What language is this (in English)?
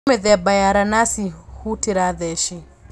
Kikuyu